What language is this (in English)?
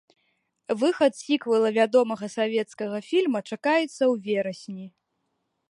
Belarusian